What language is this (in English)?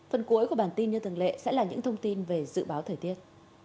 Vietnamese